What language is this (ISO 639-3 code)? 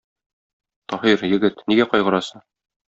tat